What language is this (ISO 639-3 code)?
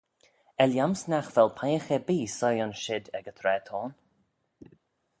glv